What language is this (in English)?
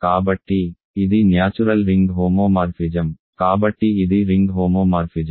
Telugu